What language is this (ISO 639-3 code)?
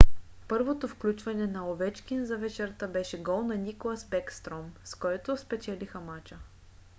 bul